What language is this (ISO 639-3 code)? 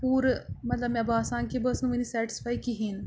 kas